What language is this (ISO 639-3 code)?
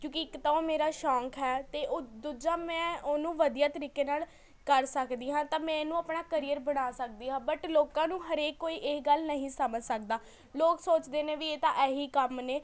pan